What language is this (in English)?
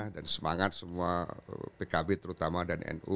Indonesian